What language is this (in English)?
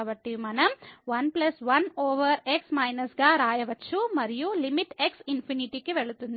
Telugu